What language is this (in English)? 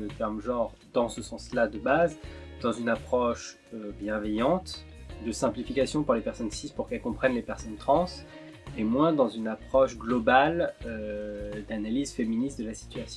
French